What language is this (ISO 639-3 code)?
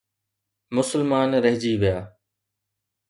snd